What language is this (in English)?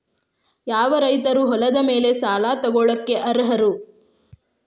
Kannada